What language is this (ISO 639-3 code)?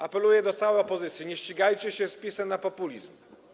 pol